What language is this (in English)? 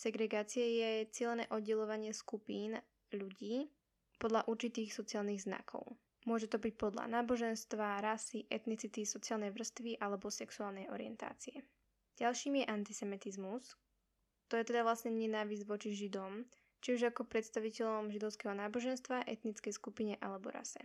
Slovak